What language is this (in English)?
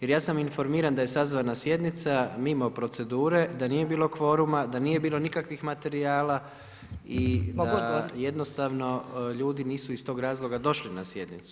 Croatian